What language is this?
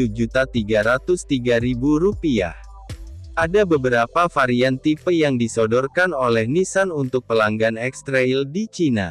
Indonesian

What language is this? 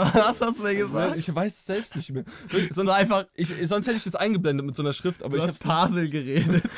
German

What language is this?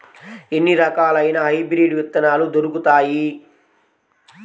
Telugu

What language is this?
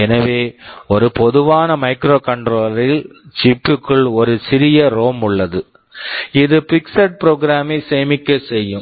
Tamil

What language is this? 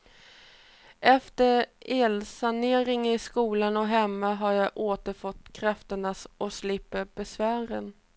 Swedish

